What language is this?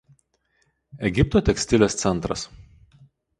Lithuanian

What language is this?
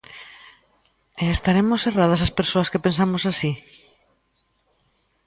Galician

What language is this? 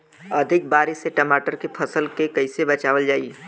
Bhojpuri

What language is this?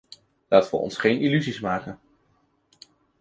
Dutch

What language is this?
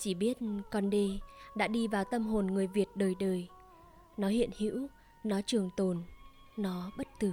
Vietnamese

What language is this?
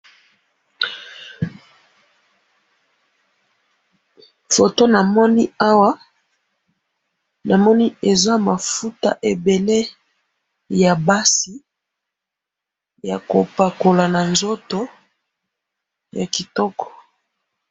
Lingala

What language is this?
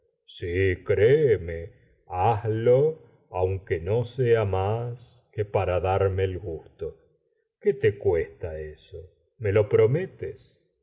Spanish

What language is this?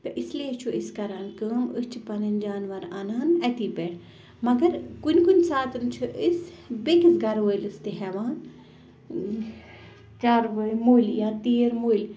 Kashmiri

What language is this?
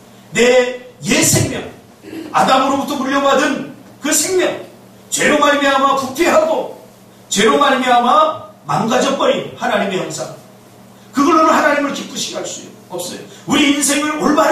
Korean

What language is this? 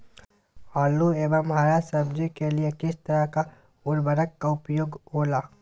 Magahi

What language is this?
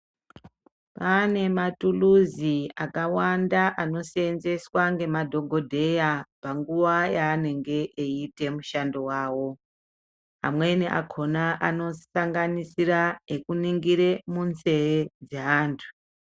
Ndau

